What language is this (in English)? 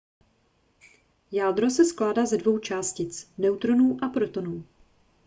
Czech